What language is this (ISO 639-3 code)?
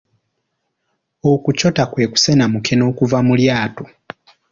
lug